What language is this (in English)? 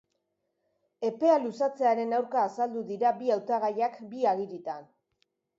Basque